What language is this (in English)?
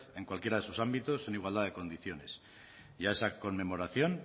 Spanish